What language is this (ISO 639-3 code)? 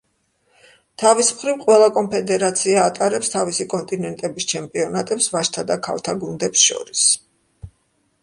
kat